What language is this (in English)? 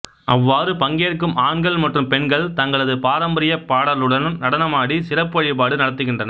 Tamil